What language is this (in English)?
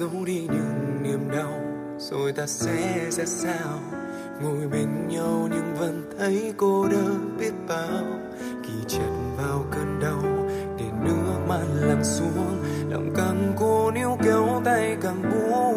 Vietnamese